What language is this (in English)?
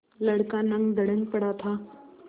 Hindi